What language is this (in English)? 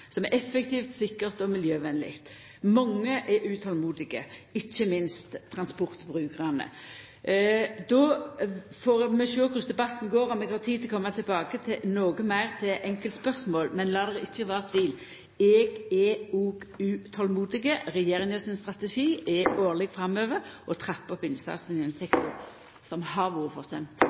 Norwegian Nynorsk